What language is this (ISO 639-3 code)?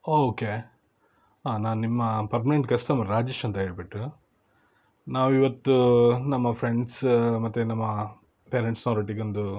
kan